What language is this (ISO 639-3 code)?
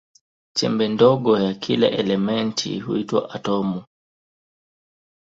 swa